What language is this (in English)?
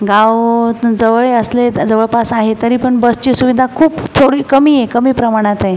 Marathi